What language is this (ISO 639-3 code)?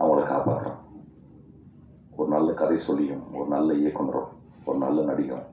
tam